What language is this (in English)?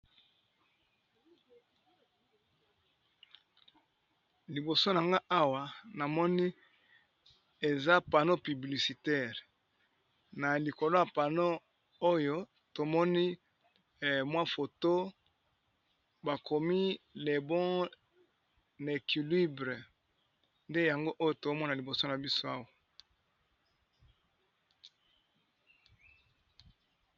Lingala